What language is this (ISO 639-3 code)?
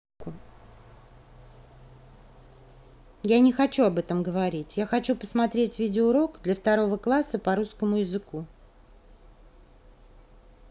rus